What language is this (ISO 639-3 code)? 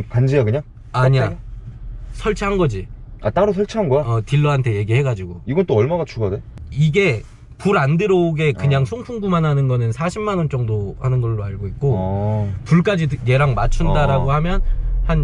kor